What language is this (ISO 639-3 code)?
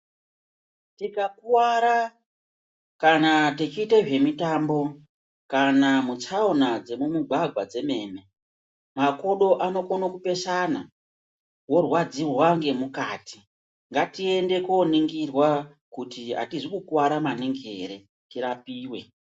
ndc